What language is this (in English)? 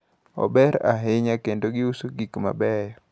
Luo (Kenya and Tanzania)